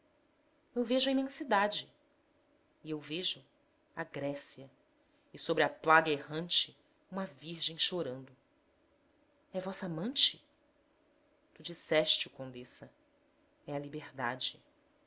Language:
Portuguese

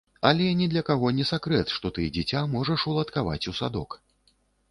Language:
Belarusian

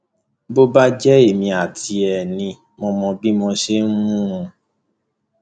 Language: Yoruba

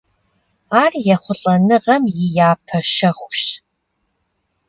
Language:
Kabardian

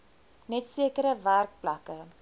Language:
Afrikaans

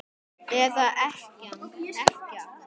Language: Icelandic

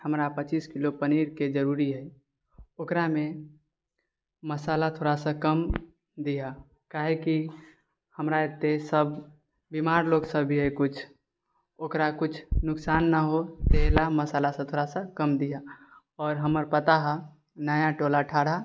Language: Maithili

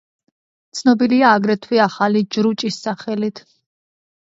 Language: Georgian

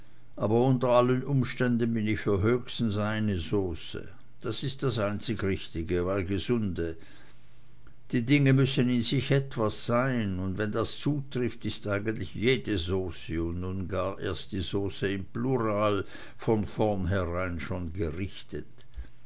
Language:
German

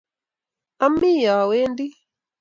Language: Kalenjin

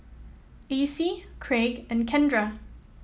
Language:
English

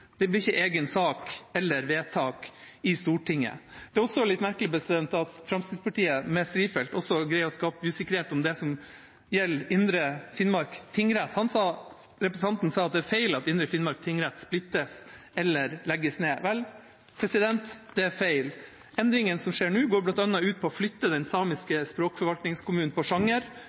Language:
Norwegian Bokmål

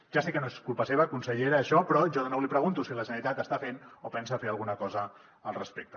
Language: Catalan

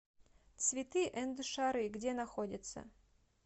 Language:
Russian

